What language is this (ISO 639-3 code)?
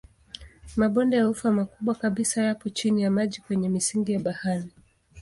swa